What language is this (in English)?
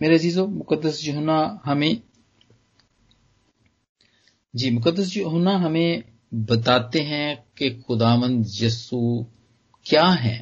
Punjabi